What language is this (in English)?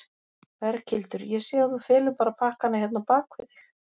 Icelandic